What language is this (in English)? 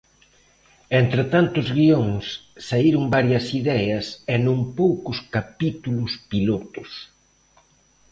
Galician